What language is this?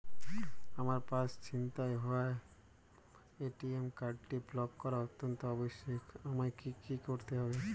Bangla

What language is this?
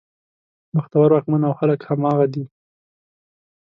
Pashto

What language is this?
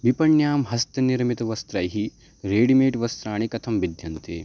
Sanskrit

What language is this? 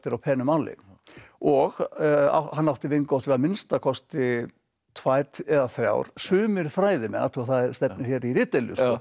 Icelandic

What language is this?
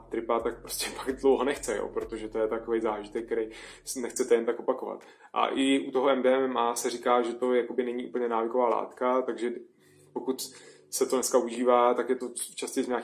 Czech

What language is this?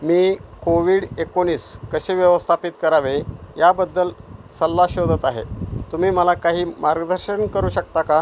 Marathi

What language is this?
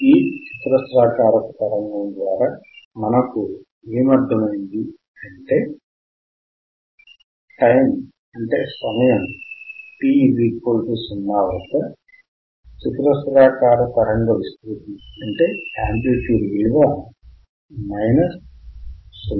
Telugu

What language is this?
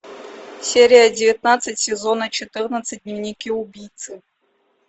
Russian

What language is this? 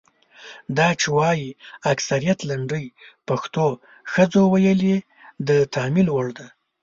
Pashto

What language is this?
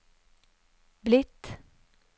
Norwegian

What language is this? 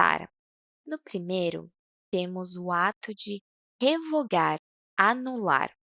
Portuguese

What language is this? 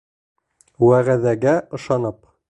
Bashkir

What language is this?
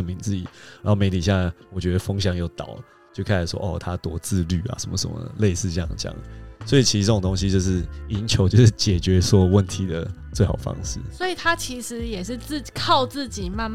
Chinese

